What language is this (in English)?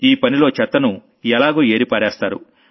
Telugu